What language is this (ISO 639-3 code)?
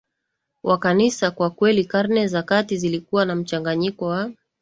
swa